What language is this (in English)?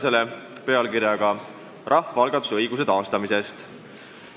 Estonian